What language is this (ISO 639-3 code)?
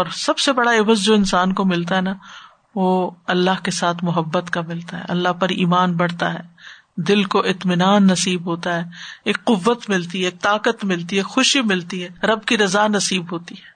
urd